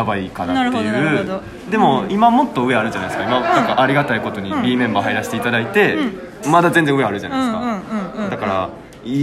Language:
Japanese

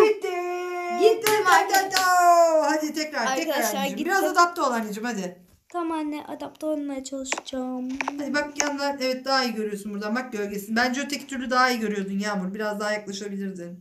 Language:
Turkish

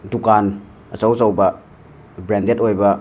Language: Manipuri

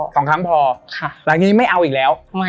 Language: Thai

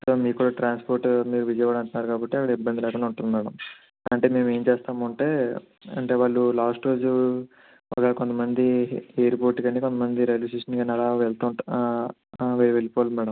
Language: Telugu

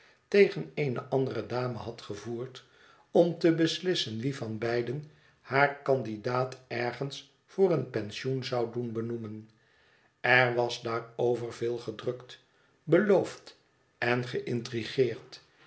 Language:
Dutch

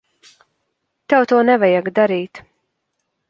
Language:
Latvian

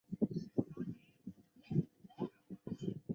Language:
Chinese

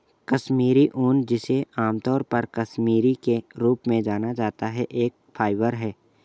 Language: Hindi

